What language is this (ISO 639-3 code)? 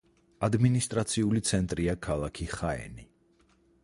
kat